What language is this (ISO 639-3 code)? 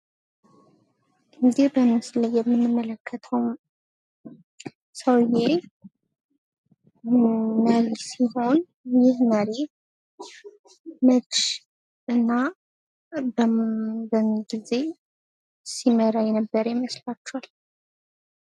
amh